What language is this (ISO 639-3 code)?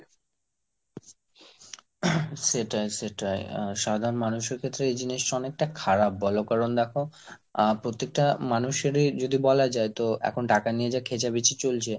ben